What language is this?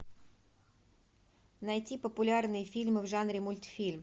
Russian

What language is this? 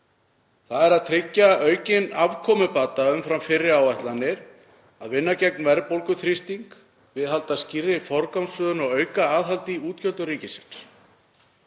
Icelandic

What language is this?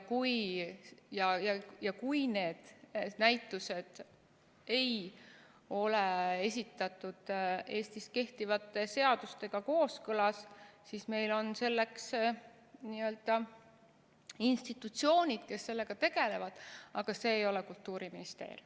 Estonian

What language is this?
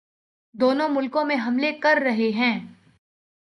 Urdu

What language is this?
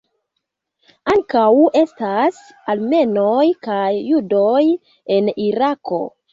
Esperanto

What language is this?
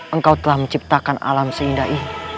Indonesian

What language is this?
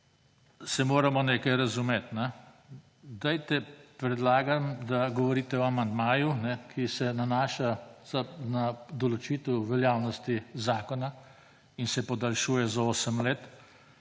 Slovenian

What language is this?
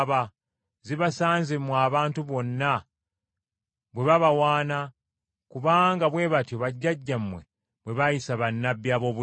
Ganda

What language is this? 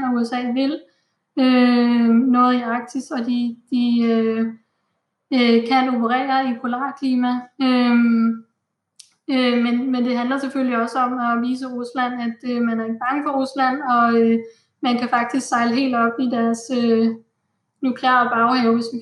Danish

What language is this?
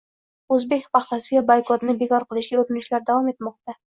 Uzbek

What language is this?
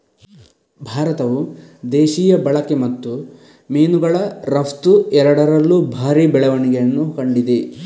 Kannada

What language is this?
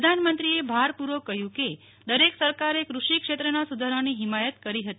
Gujarati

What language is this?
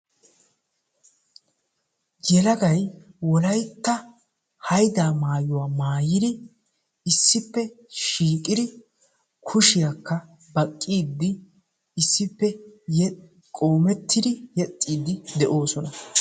Wolaytta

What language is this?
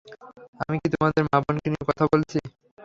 Bangla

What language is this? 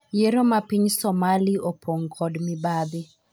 Luo (Kenya and Tanzania)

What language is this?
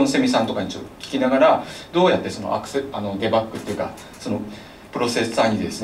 Japanese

